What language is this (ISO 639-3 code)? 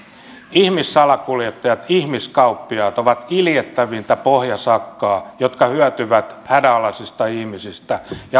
fin